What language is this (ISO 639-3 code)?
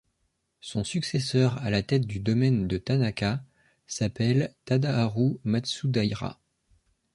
fra